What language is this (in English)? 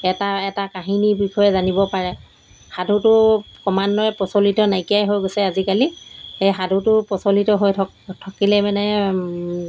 Assamese